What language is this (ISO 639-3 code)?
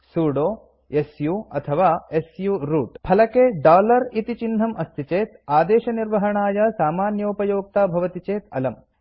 san